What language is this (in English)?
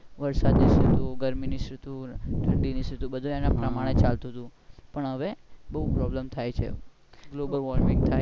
Gujarati